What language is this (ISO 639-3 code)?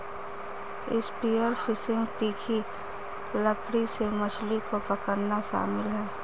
hin